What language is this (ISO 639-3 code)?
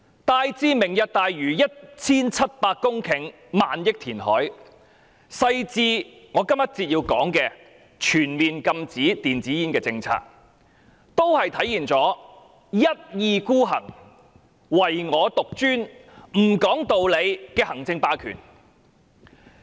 yue